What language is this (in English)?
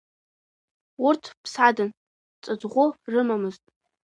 Abkhazian